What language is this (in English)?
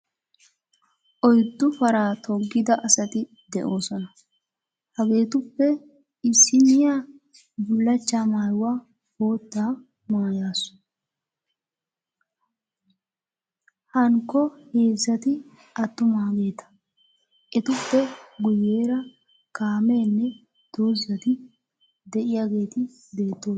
Wolaytta